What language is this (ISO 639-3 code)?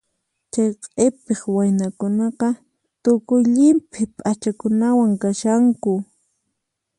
qxp